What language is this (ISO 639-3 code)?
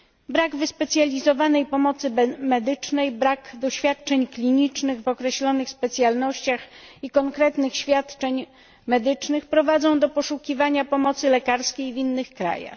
pol